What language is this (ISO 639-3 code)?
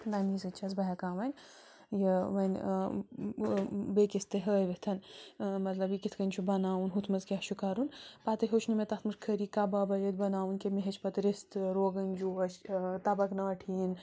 kas